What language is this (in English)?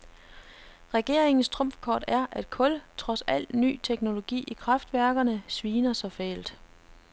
Danish